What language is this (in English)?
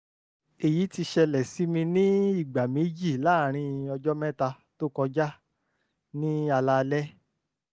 Yoruba